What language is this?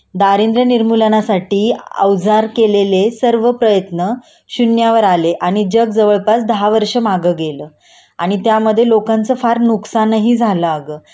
Marathi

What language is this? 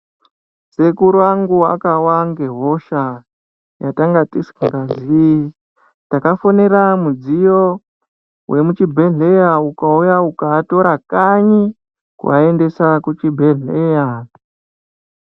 Ndau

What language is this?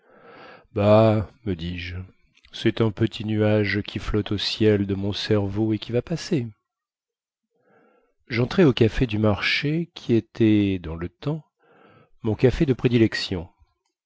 French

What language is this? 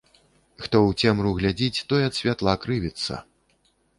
Belarusian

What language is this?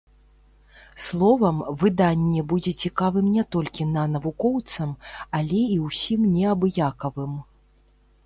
Belarusian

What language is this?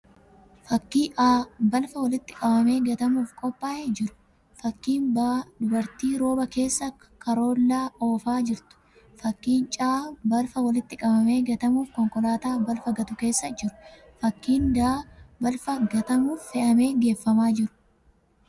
Oromo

